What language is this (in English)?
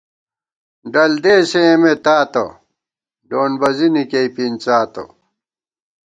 Gawar-Bati